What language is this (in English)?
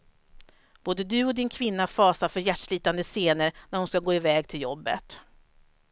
Swedish